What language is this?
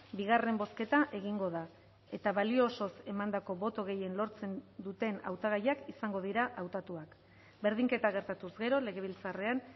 Basque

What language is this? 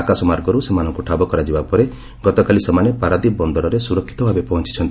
Odia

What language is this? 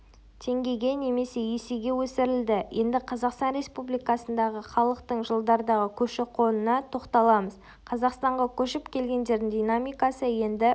Kazakh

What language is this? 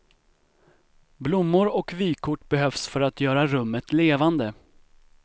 Swedish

